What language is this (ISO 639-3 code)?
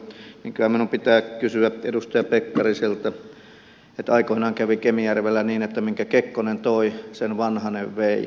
fin